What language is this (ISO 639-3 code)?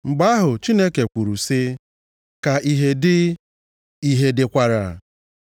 ibo